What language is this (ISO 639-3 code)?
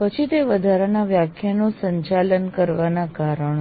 guj